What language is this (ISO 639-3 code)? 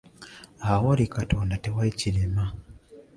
lug